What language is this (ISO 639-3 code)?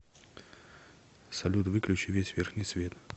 rus